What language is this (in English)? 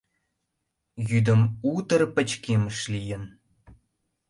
Mari